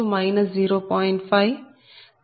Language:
Telugu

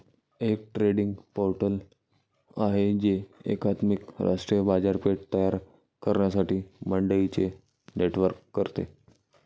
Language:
Marathi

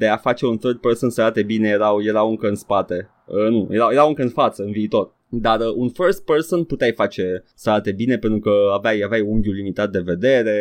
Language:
Romanian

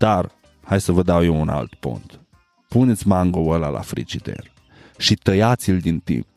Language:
Romanian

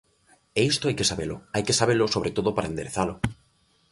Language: Galician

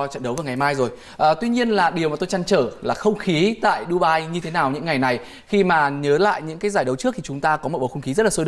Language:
Vietnamese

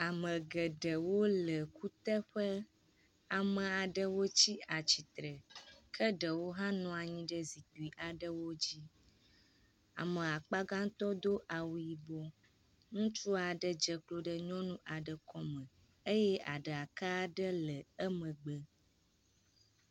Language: Ewe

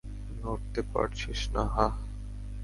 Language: Bangla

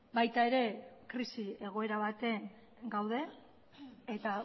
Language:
Basque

